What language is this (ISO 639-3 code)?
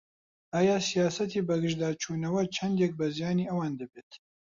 ckb